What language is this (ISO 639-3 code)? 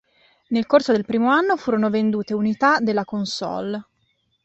ita